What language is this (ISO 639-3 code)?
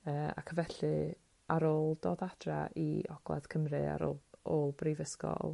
cym